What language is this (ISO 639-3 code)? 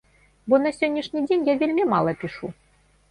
bel